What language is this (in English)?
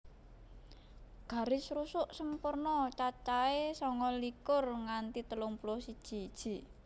Javanese